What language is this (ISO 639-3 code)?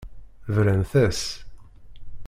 kab